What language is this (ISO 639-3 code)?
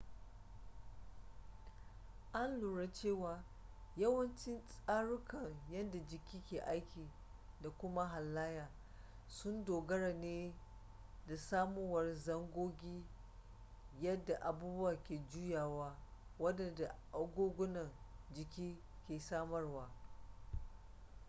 hau